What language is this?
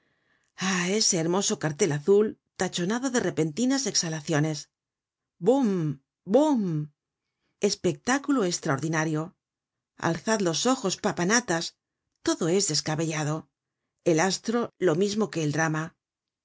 Spanish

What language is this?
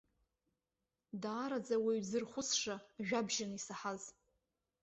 Abkhazian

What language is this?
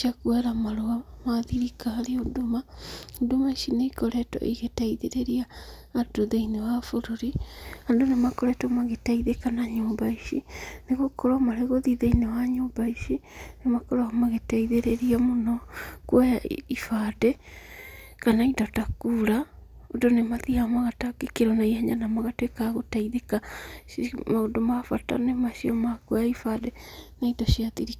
Kikuyu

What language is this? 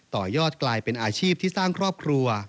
Thai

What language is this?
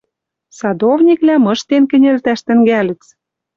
Western Mari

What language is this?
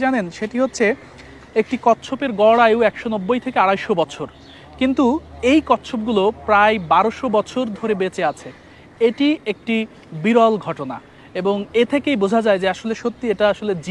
Bangla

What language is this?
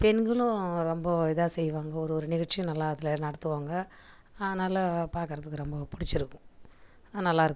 Tamil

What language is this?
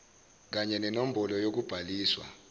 Zulu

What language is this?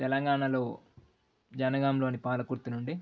Telugu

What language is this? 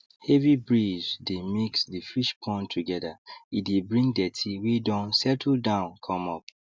Nigerian Pidgin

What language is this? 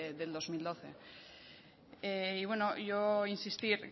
Spanish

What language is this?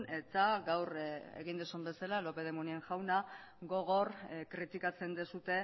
Basque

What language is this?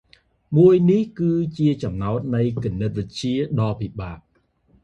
Khmer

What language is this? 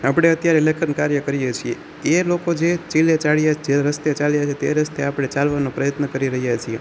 Gujarati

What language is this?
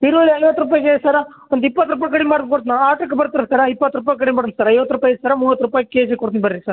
Kannada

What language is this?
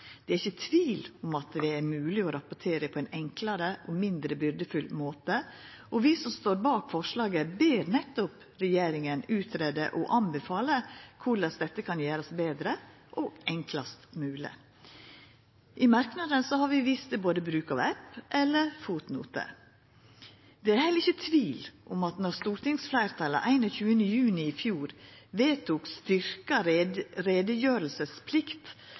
Norwegian Nynorsk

